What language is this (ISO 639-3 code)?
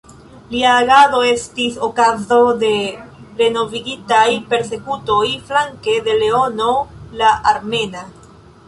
epo